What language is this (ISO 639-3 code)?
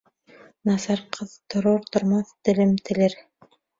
bak